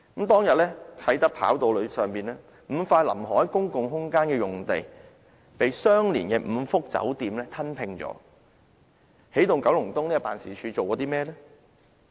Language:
Cantonese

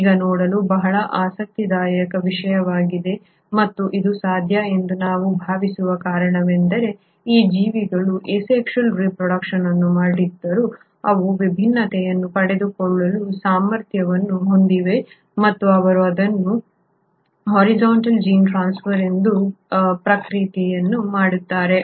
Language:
Kannada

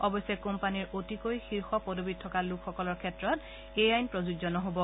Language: Assamese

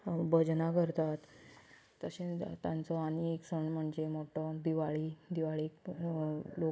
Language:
Konkani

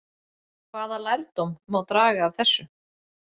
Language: Icelandic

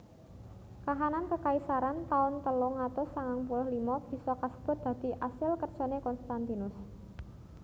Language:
Javanese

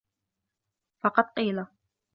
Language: Arabic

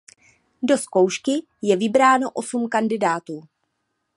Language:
Czech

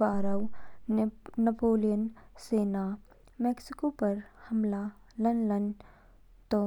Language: Kinnauri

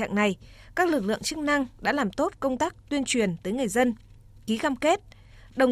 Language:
Vietnamese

